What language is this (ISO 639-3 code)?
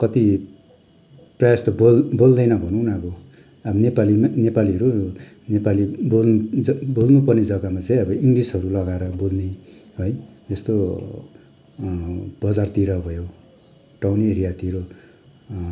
nep